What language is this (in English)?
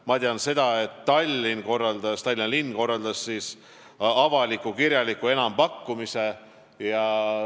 Estonian